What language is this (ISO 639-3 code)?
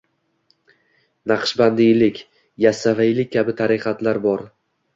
uzb